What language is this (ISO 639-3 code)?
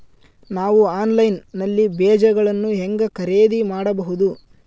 kan